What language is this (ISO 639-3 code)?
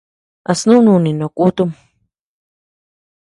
cux